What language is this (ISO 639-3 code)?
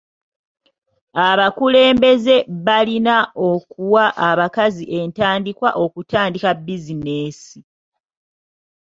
lug